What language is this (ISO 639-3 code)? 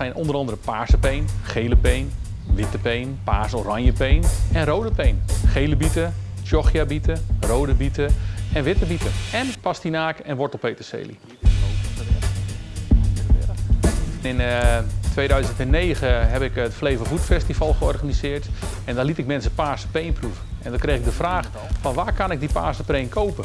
nld